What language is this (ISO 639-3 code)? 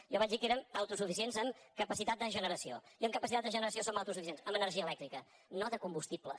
cat